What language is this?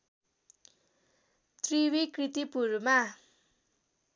Nepali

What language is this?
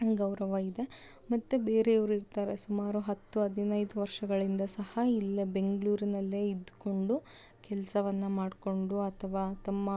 Kannada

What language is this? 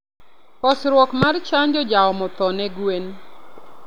Luo (Kenya and Tanzania)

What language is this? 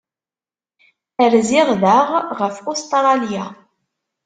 Kabyle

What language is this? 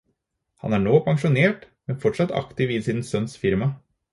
Norwegian Bokmål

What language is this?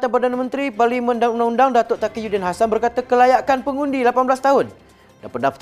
Malay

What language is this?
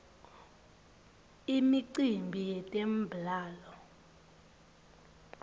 Swati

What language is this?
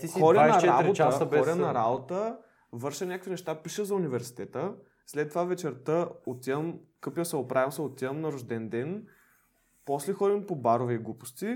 Bulgarian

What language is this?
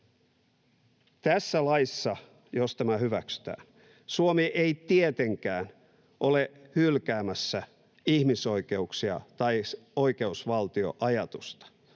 Finnish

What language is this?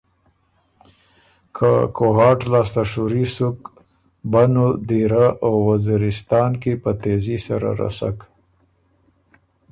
Ormuri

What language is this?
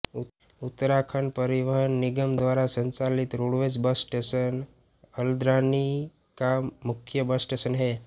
Hindi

